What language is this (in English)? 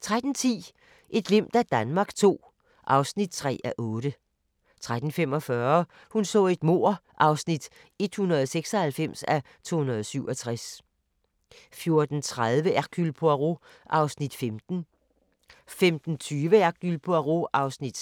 Danish